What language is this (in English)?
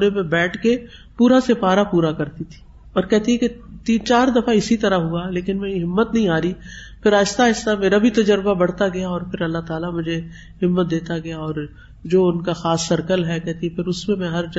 Urdu